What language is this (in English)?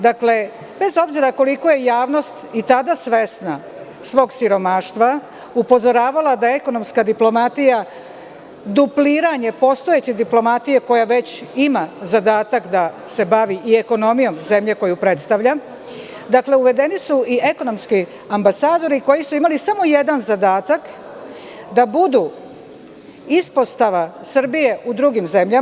Serbian